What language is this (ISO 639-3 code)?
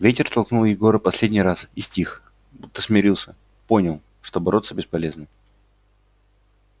rus